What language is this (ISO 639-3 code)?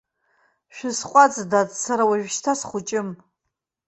abk